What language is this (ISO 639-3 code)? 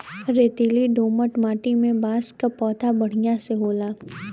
bho